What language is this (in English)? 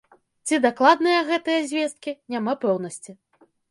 Belarusian